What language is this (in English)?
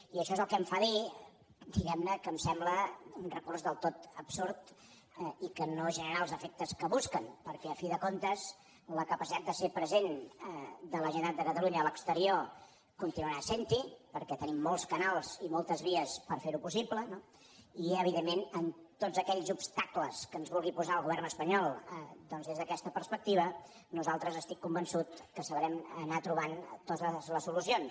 Catalan